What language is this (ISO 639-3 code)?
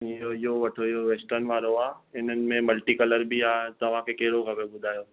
snd